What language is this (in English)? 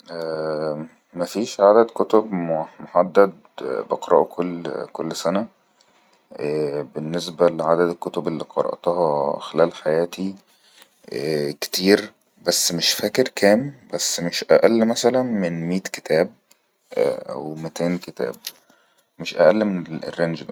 Egyptian Arabic